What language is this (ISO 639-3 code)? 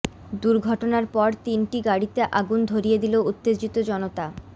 ben